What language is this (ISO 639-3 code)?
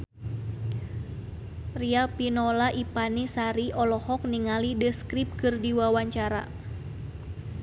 sun